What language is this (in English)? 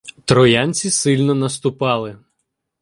Ukrainian